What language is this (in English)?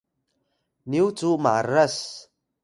Atayal